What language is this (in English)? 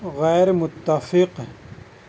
Urdu